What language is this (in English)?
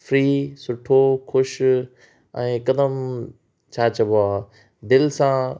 Sindhi